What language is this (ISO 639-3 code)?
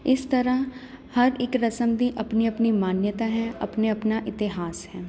pan